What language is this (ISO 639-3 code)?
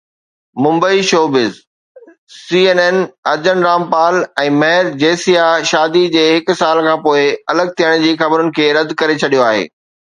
snd